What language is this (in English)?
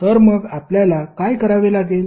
Marathi